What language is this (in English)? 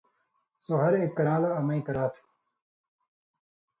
Indus Kohistani